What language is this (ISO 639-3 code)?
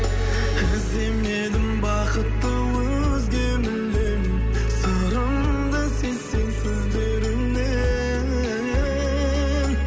kaz